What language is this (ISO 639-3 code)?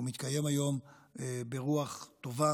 heb